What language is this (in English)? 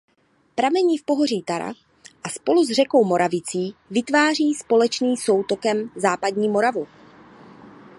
Czech